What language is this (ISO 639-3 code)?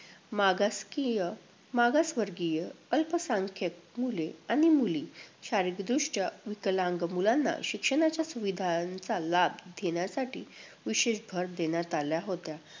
mar